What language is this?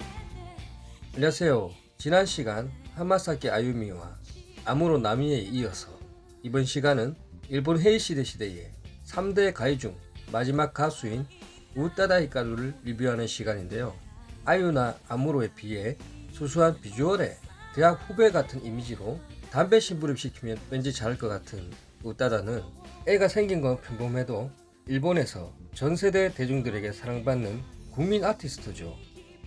Korean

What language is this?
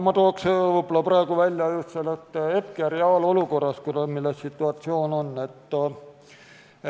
Estonian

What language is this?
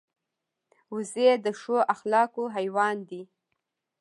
Pashto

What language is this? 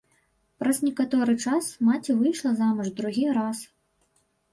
Belarusian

